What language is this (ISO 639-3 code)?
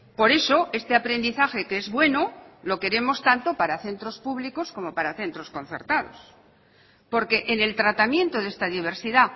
spa